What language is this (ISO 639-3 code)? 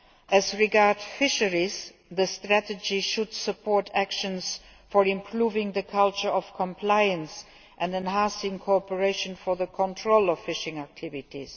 eng